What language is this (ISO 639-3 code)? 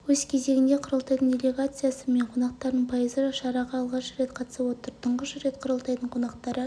kaz